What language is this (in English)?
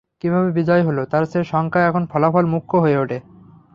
Bangla